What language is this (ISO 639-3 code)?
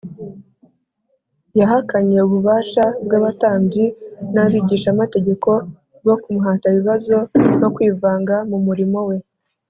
kin